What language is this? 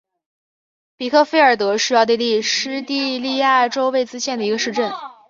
Chinese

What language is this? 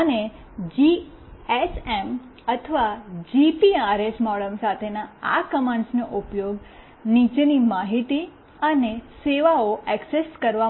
Gujarati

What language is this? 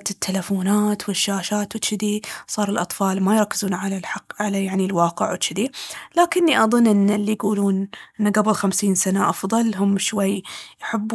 Baharna Arabic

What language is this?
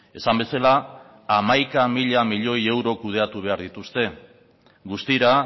Basque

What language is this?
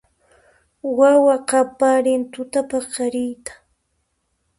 Puno Quechua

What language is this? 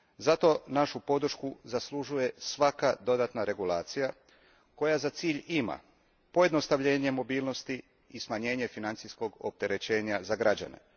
Croatian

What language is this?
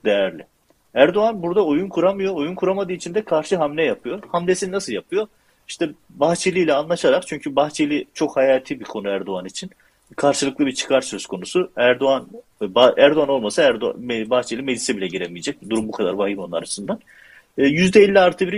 Turkish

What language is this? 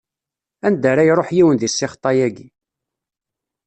Kabyle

